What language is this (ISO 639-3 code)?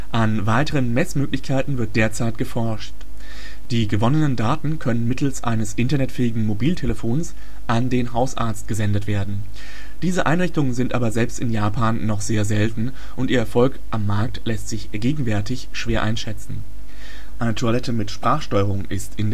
deu